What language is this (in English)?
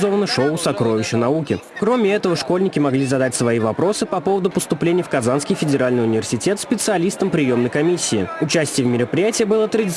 Russian